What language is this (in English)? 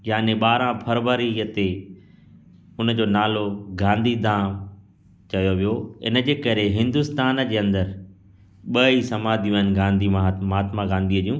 Sindhi